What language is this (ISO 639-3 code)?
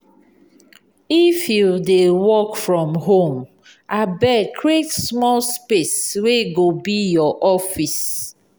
pcm